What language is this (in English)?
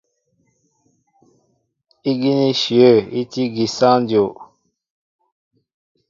Mbo (Cameroon)